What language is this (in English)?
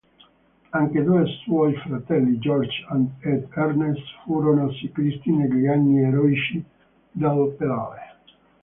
Italian